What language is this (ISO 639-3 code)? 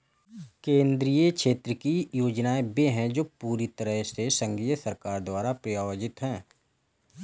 hin